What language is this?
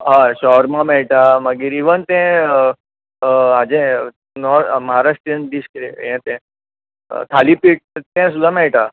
Konkani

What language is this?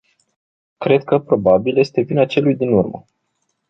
Romanian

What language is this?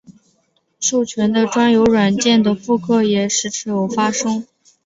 Chinese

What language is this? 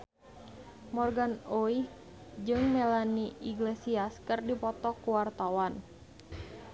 Sundanese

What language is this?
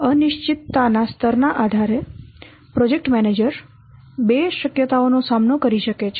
Gujarati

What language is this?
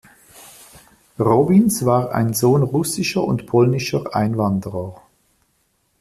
German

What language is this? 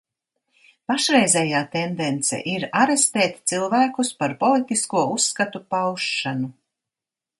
Latvian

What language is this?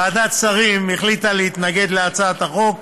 Hebrew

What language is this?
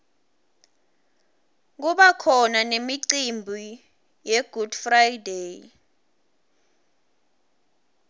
Swati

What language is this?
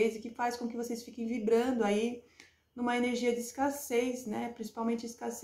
Portuguese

